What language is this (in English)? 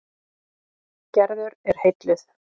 Icelandic